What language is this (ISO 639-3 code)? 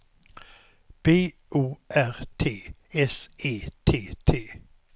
swe